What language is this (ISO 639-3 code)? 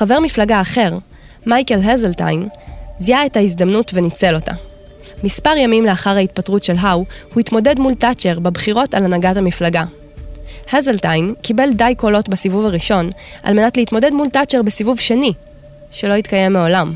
heb